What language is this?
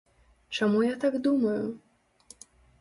Belarusian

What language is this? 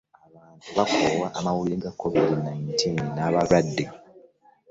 Ganda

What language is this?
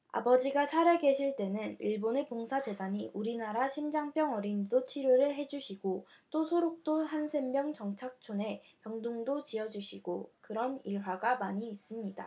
Korean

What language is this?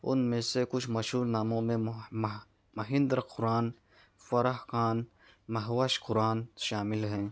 Urdu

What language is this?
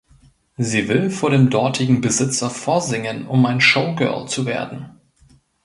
German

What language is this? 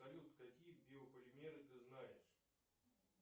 Russian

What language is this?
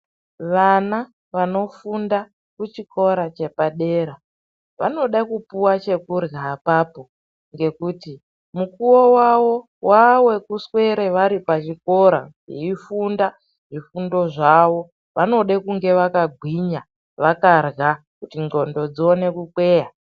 Ndau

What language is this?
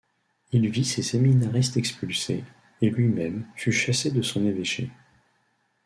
French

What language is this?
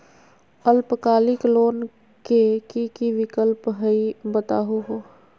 Magahi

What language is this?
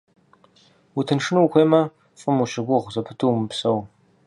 Kabardian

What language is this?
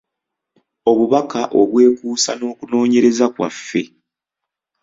Ganda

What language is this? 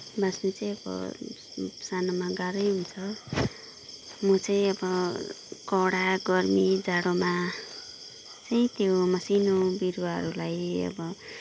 Nepali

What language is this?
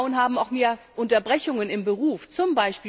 German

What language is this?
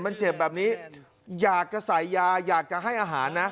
Thai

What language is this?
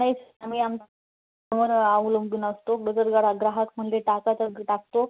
Marathi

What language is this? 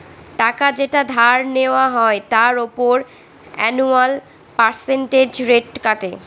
Bangla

